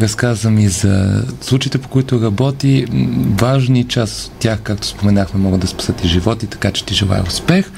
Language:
Bulgarian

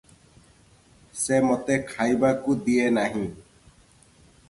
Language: Odia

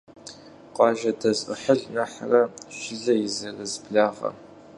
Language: Kabardian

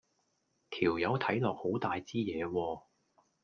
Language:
Cantonese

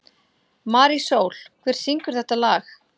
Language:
Icelandic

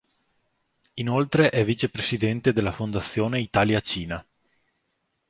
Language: Italian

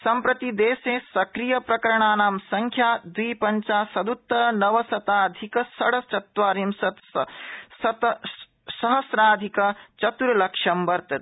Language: Sanskrit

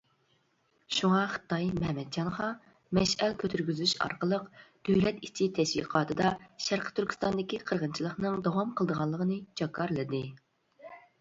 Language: Uyghur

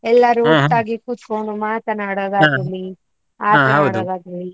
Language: Kannada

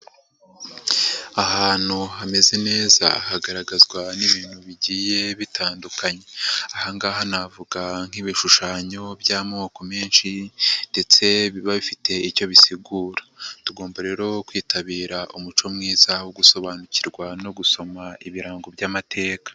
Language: Kinyarwanda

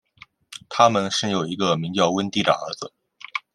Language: Chinese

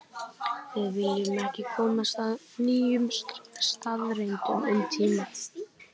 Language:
Icelandic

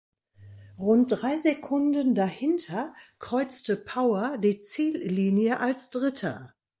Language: German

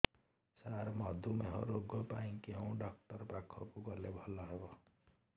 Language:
Odia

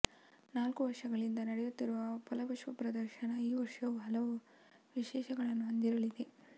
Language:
Kannada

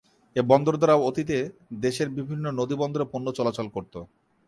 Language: Bangla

